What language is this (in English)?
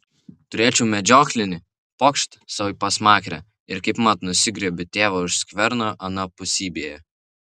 Lithuanian